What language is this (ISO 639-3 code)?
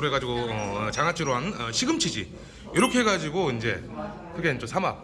kor